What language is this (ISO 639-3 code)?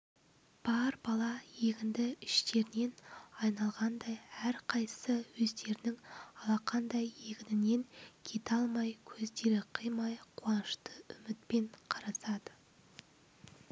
kaz